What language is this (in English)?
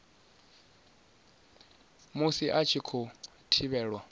Venda